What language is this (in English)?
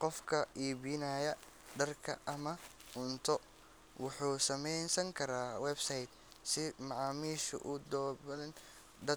Somali